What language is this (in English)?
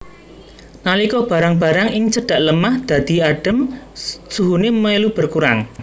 Javanese